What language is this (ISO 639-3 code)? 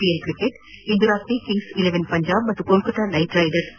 kan